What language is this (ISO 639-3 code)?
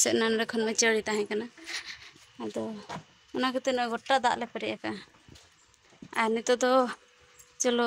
hin